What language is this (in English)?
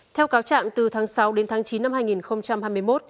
Vietnamese